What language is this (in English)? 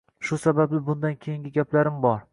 Uzbek